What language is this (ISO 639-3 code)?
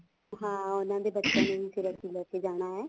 pan